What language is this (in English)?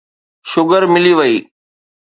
Sindhi